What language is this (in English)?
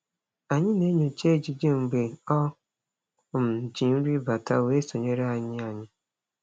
Igbo